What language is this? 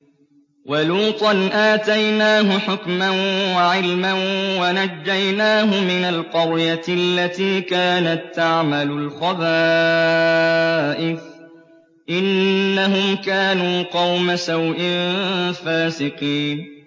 Arabic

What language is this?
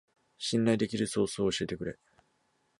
Japanese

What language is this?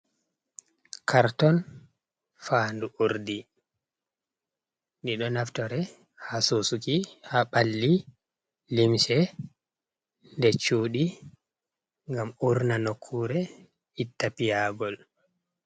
Fula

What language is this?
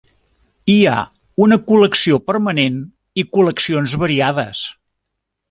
Catalan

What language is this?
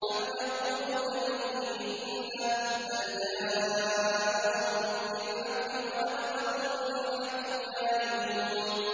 Arabic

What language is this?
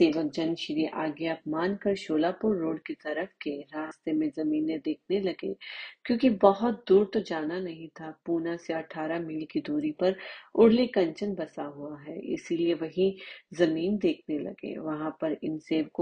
Hindi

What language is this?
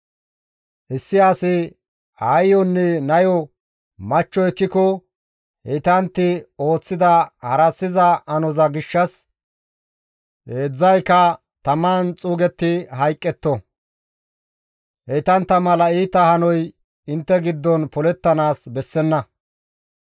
Gamo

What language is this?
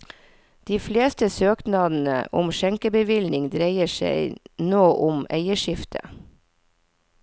Norwegian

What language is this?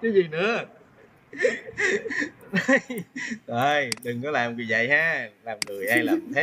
Vietnamese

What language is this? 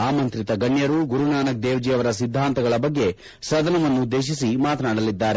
Kannada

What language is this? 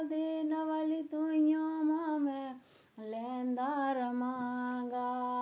Dogri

